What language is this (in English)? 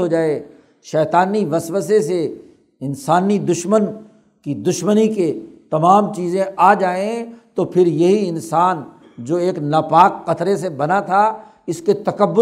Urdu